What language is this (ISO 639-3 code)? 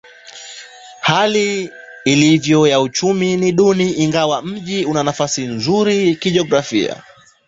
swa